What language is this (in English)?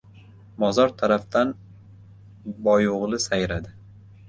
Uzbek